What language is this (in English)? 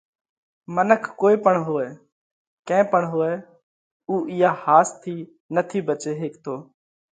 Parkari Koli